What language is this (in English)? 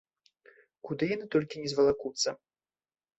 Belarusian